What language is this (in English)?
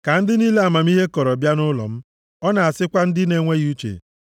Igbo